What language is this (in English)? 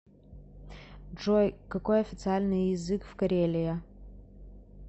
Russian